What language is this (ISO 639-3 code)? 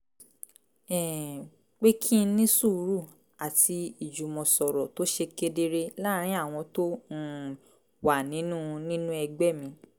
yor